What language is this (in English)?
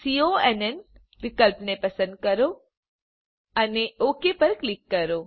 Gujarati